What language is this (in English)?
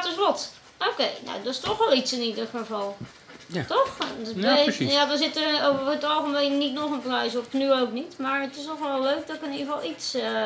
Dutch